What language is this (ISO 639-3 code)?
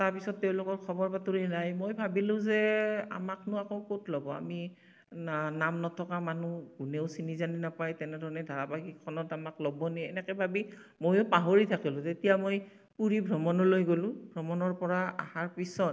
asm